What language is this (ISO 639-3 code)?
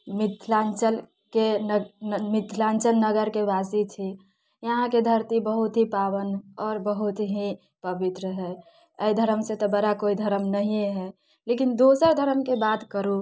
mai